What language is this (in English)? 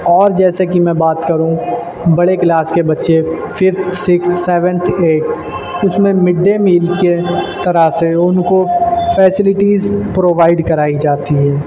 Urdu